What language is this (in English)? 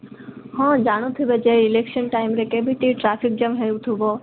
Odia